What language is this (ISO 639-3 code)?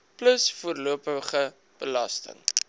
afr